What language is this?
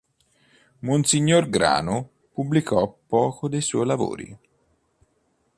Italian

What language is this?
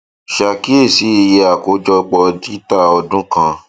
Yoruba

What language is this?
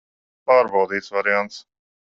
Latvian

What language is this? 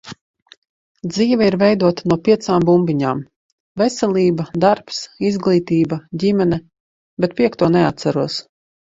Latvian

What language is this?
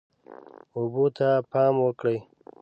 Pashto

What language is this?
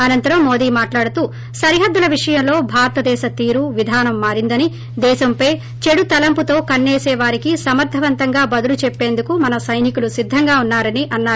Telugu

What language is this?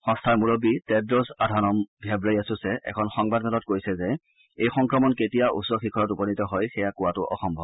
Assamese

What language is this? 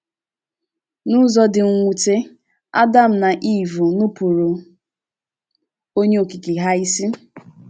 Igbo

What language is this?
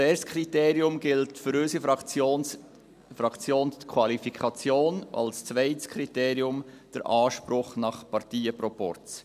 Swiss German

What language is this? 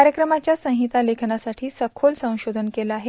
Marathi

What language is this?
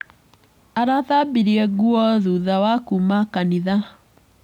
Kikuyu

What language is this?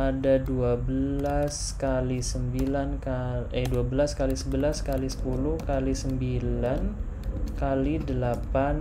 Indonesian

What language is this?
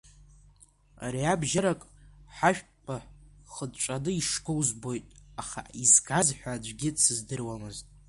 Abkhazian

